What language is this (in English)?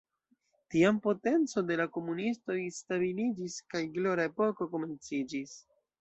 Esperanto